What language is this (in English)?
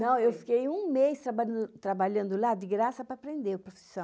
Portuguese